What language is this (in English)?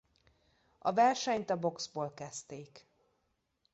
Hungarian